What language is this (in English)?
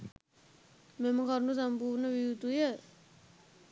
Sinhala